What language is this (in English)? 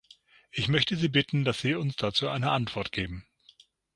German